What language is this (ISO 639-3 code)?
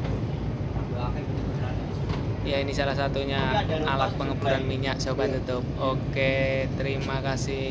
ind